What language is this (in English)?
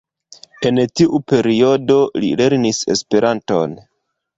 Esperanto